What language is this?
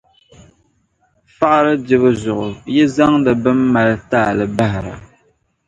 Dagbani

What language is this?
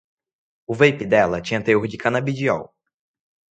Portuguese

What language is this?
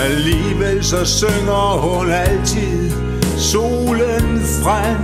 Danish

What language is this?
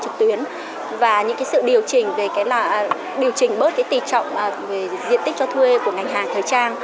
Vietnamese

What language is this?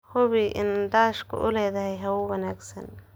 Somali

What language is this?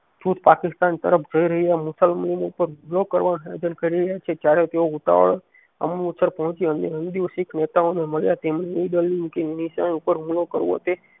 Gujarati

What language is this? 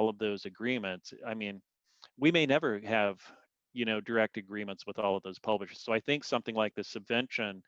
English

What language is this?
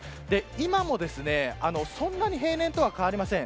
Japanese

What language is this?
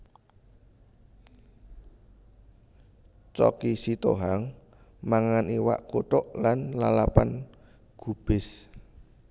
Javanese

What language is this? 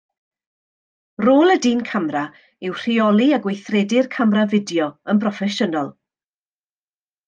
Welsh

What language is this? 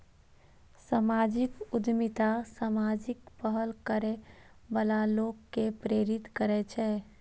Maithili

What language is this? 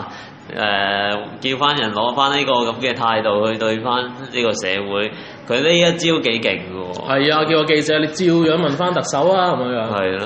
Chinese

